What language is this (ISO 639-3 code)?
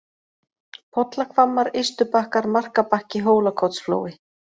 isl